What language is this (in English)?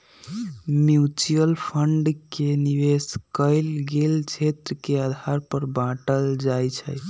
Magahi